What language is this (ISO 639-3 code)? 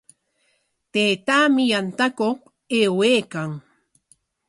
qwa